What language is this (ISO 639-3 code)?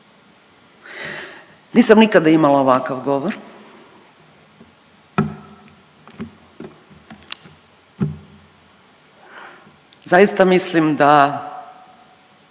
hrv